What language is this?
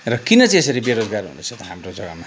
Nepali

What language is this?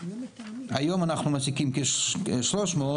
Hebrew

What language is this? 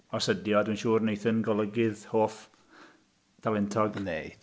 Welsh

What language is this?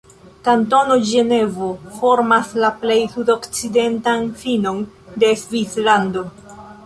Esperanto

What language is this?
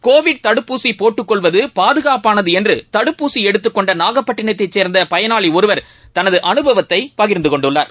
Tamil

